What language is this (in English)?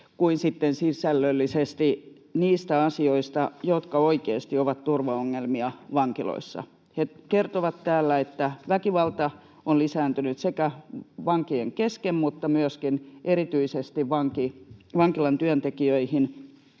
Finnish